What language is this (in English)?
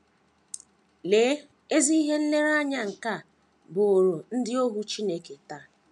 Igbo